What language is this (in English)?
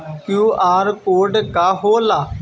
Bhojpuri